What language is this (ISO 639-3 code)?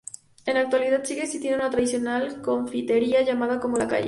spa